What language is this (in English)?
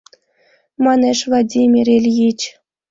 Mari